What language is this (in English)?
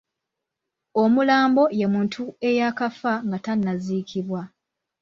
Ganda